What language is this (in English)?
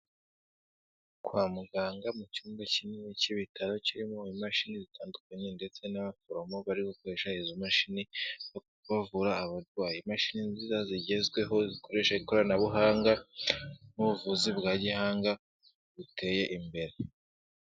Kinyarwanda